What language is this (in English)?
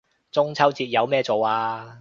Cantonese